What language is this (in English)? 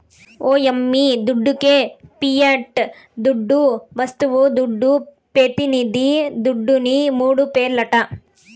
Telugu